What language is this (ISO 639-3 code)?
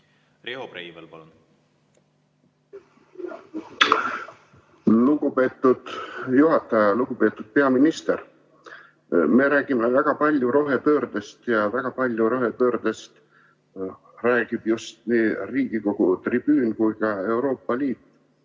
est